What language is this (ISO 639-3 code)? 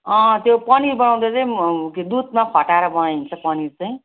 nep